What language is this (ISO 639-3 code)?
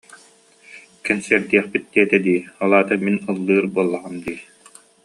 sah